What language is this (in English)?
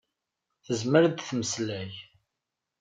Kabyle